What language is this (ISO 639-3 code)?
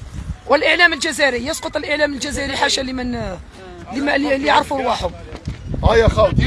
ara